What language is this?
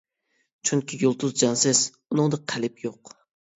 Uyghur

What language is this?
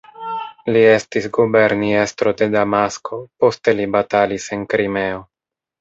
Esperanto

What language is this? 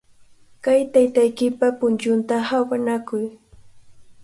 Cajatambo North Lima Quechua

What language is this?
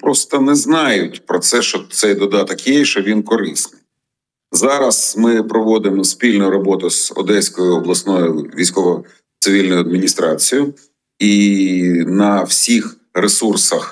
Ukrainian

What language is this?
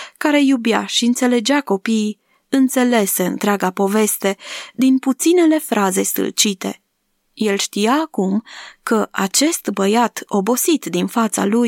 Romanian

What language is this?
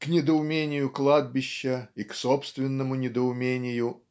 Russian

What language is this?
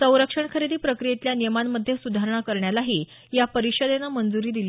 Marathi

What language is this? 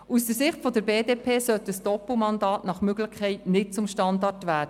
Swiss German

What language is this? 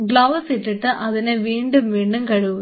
Malayalam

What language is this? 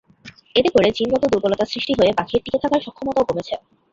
Bangla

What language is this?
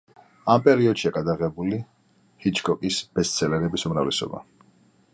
Georgian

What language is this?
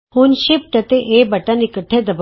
Punjabi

